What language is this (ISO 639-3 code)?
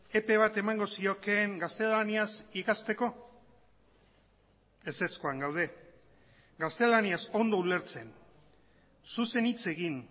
eus